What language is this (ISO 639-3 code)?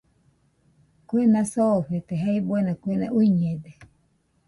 hux